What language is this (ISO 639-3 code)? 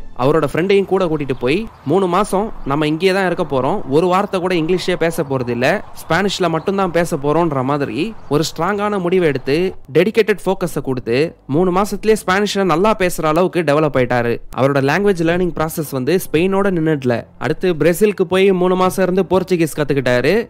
tam